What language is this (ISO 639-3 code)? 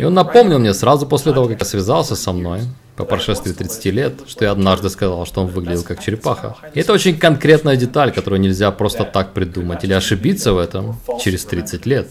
rus